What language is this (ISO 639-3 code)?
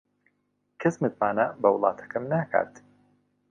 ckb